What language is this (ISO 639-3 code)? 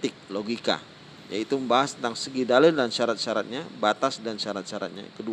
ind